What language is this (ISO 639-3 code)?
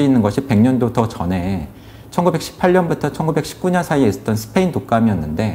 kor